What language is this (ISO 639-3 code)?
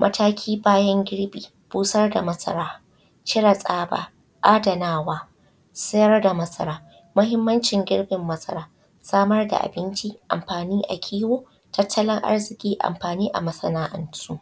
hau